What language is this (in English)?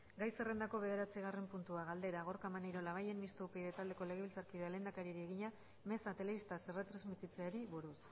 Basque